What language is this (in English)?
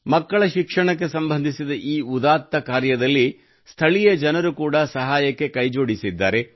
Kannada